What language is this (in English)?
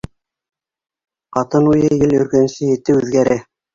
Bashkir